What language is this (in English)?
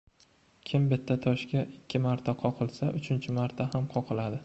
Uzbek